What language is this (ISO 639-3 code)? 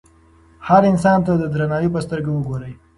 pus